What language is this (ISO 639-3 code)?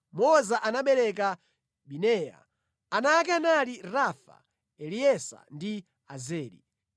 nya